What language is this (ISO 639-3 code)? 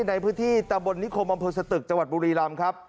tha